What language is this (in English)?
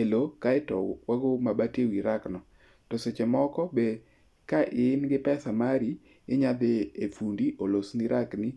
Luo (Kenya and Tanzania)